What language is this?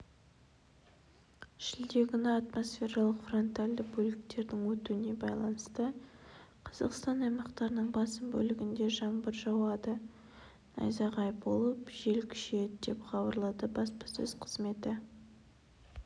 Kazakh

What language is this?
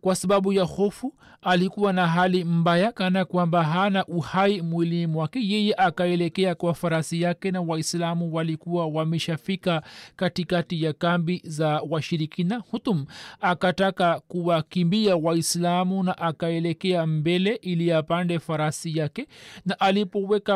Swahili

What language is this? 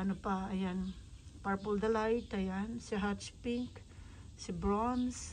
Filipino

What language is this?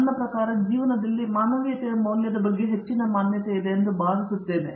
Kannada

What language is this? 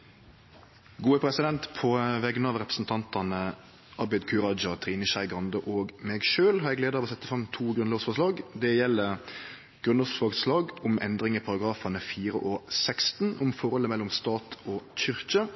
Norwegian Nynorsk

